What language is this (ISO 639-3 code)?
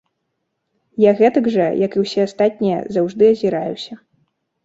bel